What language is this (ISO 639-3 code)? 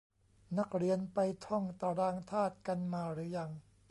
tha